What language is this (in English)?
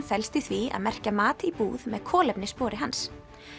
Icelandic